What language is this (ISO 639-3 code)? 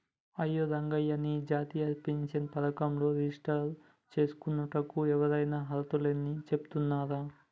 tel